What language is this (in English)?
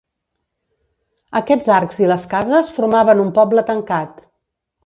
Catalan